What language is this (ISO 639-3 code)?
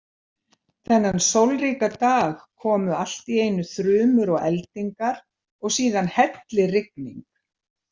isl